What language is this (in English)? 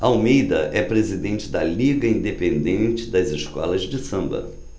Portuguese